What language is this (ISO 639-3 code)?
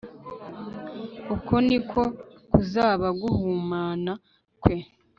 kin